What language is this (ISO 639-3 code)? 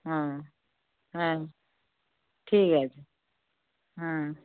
ben